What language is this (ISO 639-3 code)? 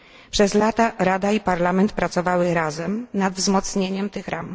pol